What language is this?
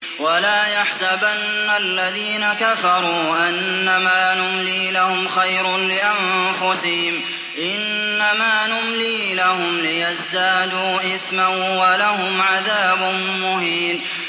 Arabic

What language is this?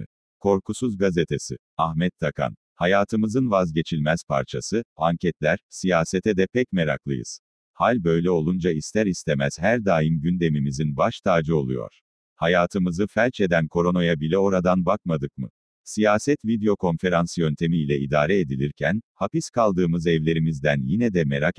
Turkish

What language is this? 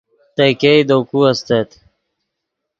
Yidgha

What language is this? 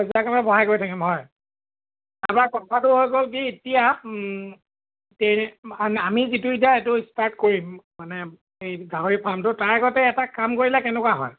Assamese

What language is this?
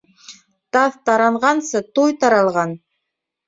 Bashkir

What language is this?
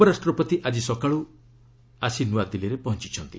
Odia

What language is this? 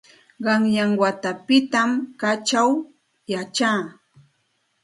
Santa Ana de Tusi Pasco Quechua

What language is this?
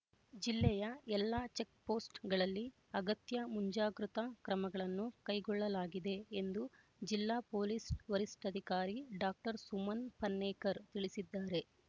Kannada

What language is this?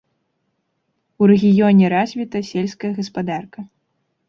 Belarusian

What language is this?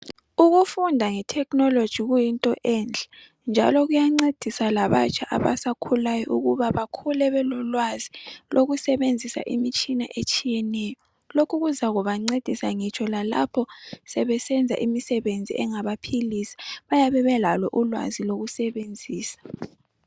North Ndebele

